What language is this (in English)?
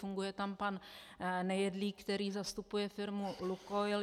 Czech